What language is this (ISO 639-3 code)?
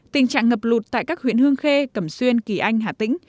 vie